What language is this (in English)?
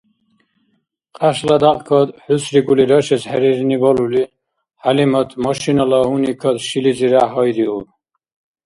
Dargwa